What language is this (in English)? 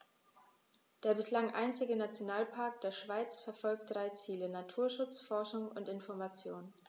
German